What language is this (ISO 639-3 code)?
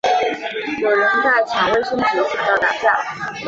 zho